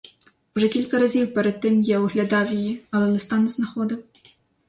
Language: Ukrainian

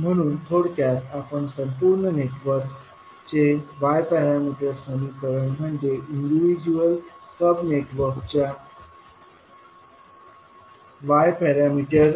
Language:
Marathi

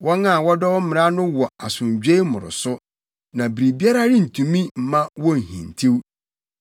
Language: Akan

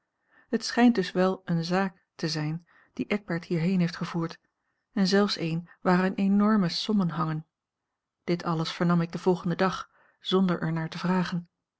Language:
Dutch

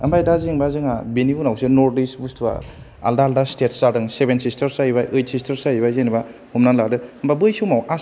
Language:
Bodo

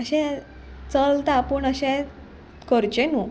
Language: Konkani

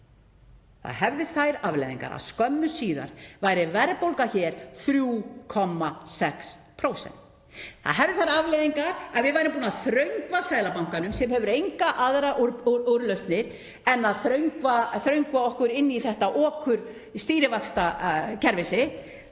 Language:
Icelandic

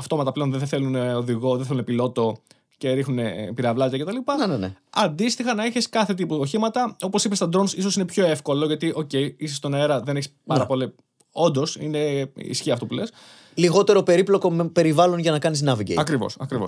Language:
Greek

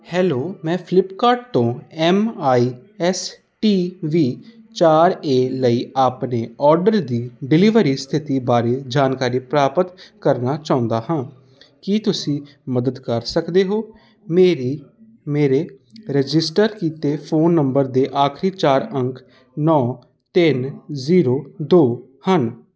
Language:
Punjabi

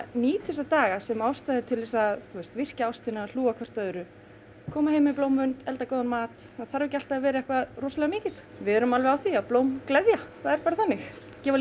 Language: Icelandic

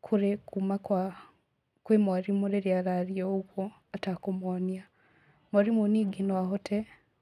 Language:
Kikuyu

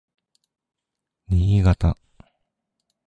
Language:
Japanese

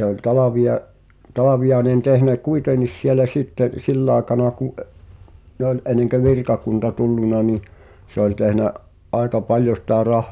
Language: Finnish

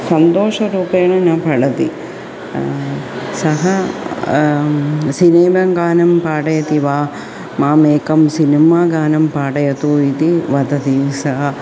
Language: Sanskrit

